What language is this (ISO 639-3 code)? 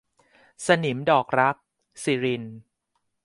tha